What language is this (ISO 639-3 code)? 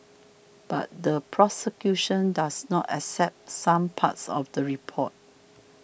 eng